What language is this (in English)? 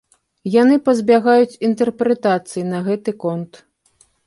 Belarusian